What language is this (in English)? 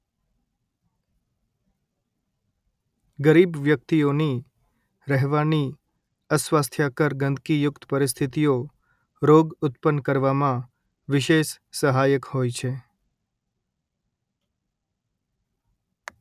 Gujarati